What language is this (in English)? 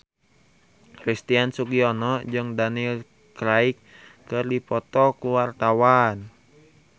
Sundanese